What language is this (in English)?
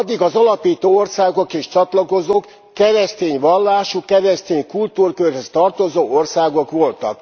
Hungarian